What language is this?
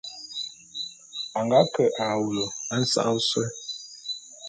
Bulu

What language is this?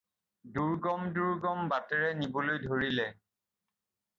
Assamese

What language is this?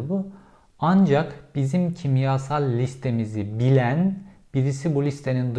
Turkish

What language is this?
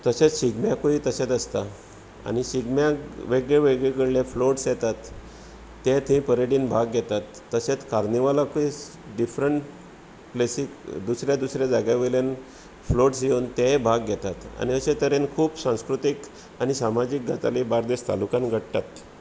Konkani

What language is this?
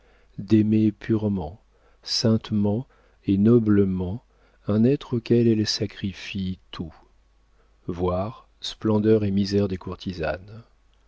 French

